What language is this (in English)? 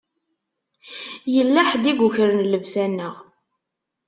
Kabyle